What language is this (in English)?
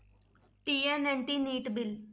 Punjabi